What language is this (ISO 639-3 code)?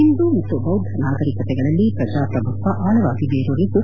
kan